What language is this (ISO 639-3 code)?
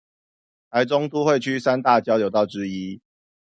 zho